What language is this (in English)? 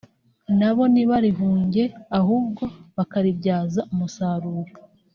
Kinyarwanda